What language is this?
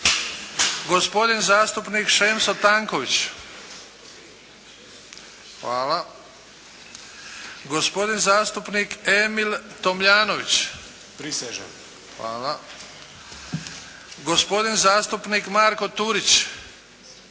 Croatian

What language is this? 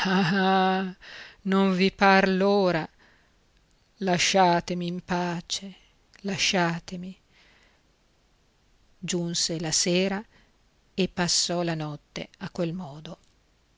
Italian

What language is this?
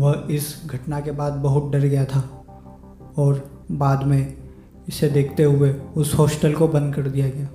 Hindi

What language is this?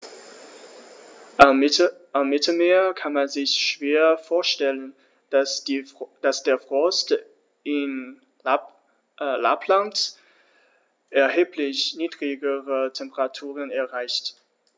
German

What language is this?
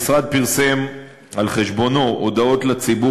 Hebrew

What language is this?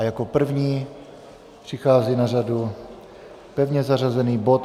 Czech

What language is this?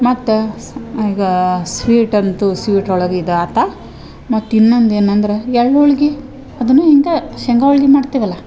Kannada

